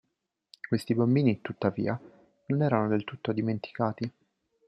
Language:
Italian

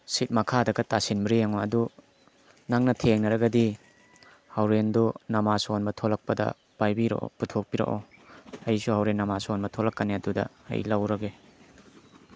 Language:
Manipuri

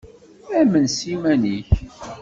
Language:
Kabyle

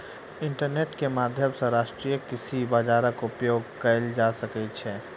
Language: Maithili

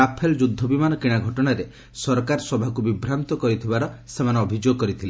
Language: Odia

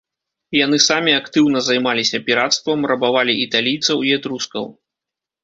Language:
Belarusian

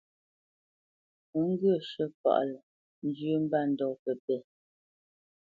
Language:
Bamenyam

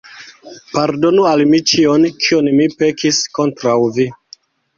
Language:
Esperanto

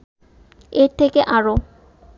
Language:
Bangla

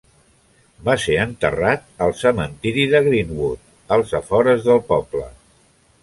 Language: Catalan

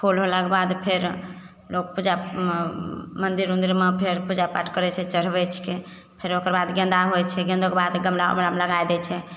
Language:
Maithili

